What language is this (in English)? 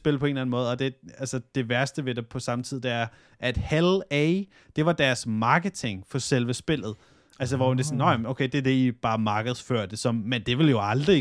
Danish